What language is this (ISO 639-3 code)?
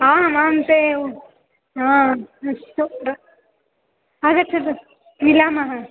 san